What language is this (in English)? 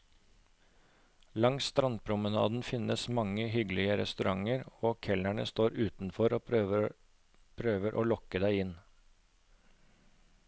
Norwegian